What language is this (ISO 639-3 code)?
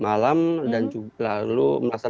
ind